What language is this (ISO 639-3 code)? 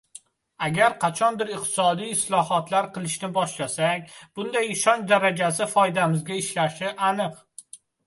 uzb